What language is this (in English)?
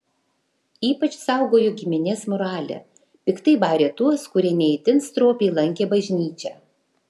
Lithuanian